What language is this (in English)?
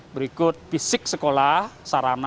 Indonesian